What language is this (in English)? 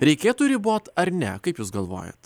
Lithuanian